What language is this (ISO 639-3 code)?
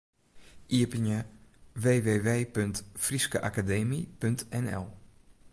fry